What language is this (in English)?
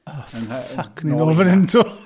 Welsh